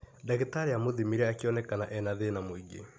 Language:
Kikuyu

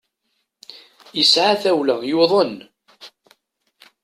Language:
Kabyle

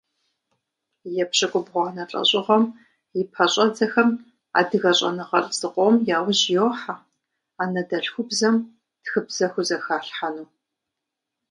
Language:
Kabardian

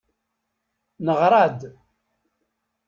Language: Kabyle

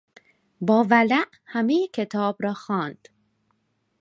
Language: Persian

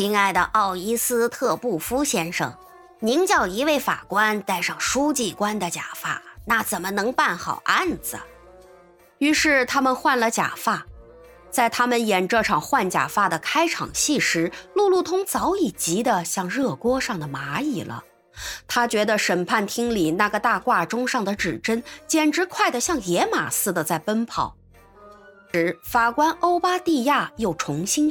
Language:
Chinese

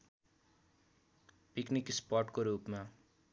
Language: Nepali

